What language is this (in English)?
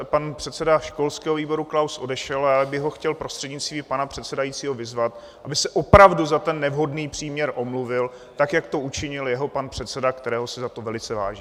Czech